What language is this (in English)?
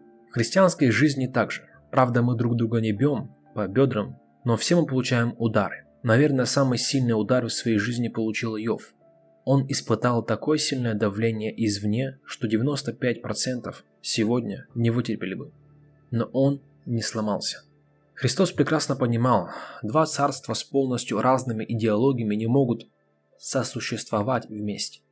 Russian